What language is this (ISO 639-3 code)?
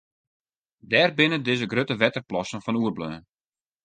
fry